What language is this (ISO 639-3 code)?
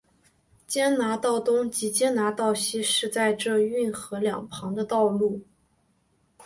zho